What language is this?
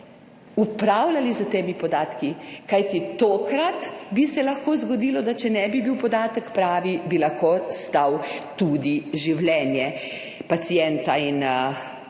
Slovenian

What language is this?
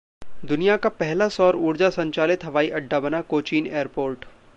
Hindi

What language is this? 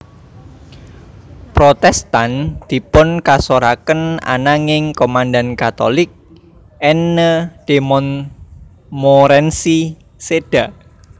Javanese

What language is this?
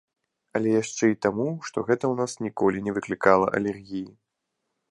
Belarusian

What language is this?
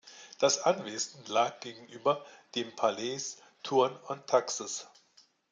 German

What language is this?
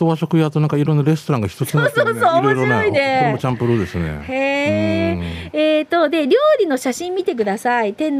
Japanese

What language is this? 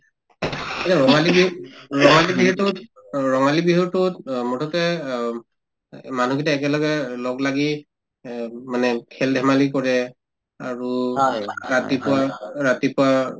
Assamese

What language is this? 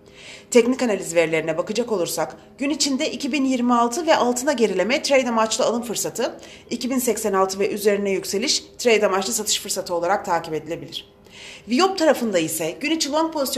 Turkish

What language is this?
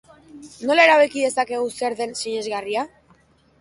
Basque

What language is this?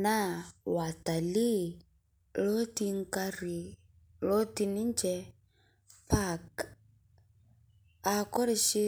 Masai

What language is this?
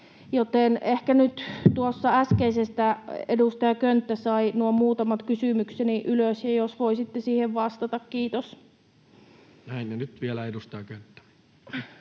Finnish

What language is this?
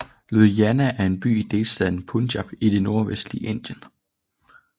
Danish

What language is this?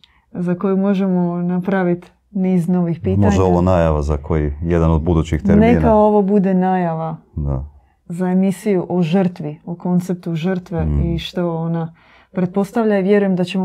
Croatian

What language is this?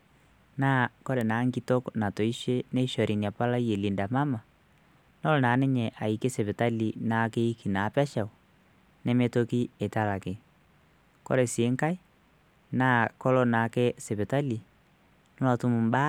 Masai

